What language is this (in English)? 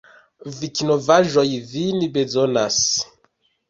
Esperanto